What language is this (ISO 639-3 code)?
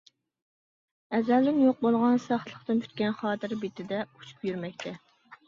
uig